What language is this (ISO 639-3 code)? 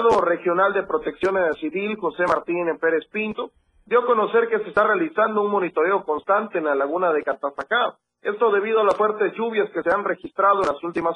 spa